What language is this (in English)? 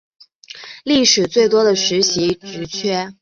Chinese